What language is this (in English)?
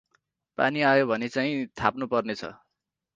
Nepali